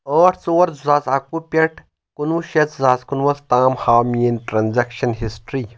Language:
Kashmiri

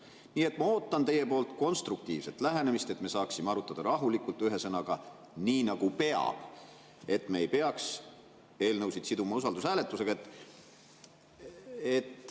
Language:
Estonian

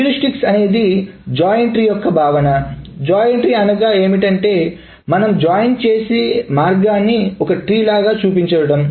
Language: Telugu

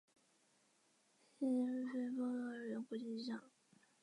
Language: Chinese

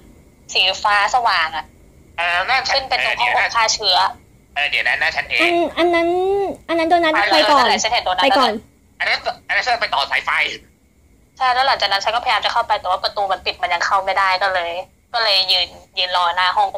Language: Thai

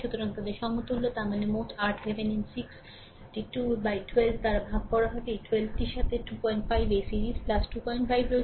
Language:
Bangla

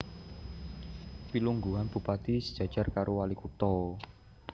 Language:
Javanese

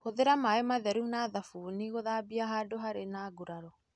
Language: Kikuyu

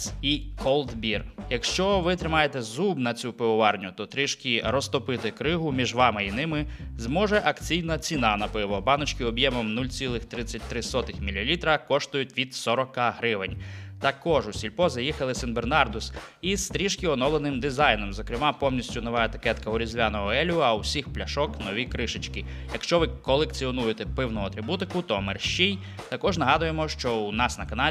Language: Ukrainian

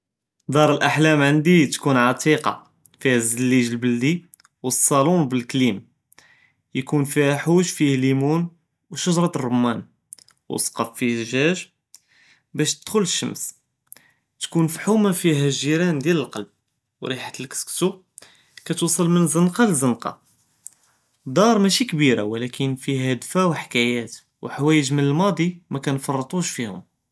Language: Judeo-Arabic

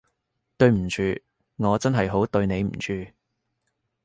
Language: Cantonese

